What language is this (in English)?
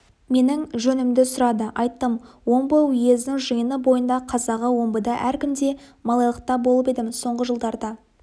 Kazakh